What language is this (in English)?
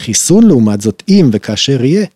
Hebrew